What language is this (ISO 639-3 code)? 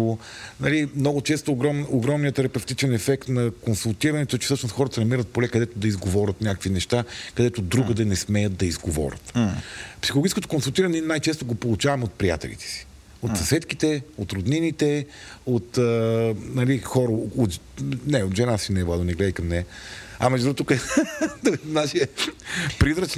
bul